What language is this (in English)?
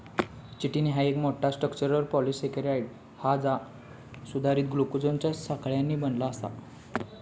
Marathi